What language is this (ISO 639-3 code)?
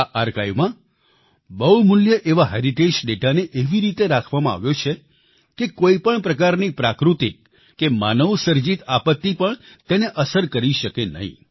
guj